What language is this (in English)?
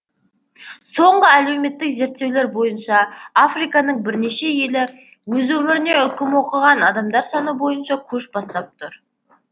Kazakh